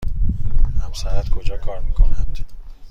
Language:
Persian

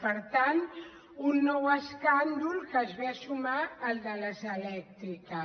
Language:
Catalan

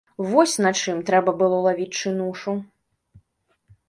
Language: Belarusian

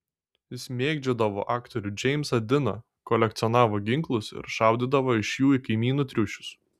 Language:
Lithuanian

